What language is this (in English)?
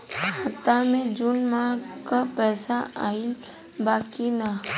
Bhojpuri